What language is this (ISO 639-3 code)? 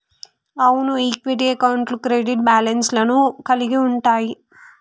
tel